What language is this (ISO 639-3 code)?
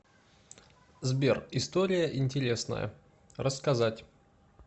rus